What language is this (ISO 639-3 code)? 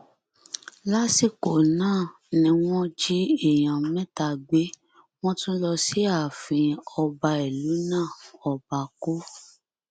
yor